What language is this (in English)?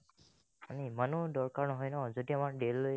Assamese